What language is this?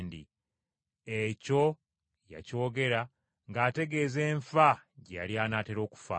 Ganda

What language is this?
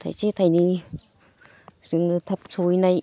Bodo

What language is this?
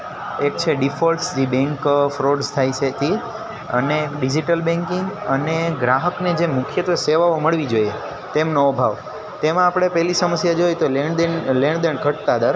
Gujarati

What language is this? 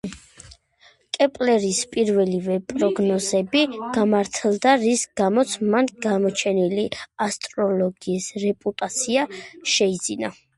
Georgian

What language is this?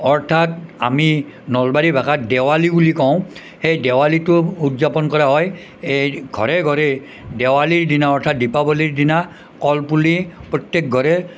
Assamese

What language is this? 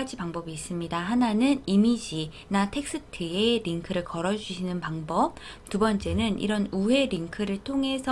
Korean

